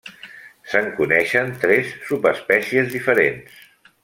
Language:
Catalan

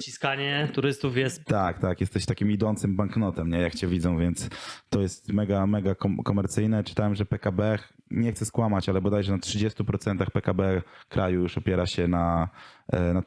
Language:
Polish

